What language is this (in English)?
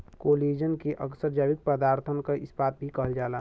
Bhojpuri